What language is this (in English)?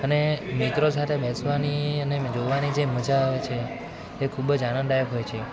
Gujarati